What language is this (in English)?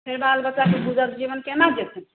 Maithili